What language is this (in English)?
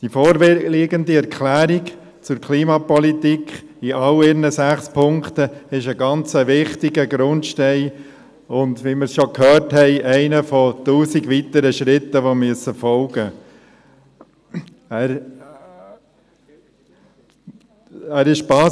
Swiss German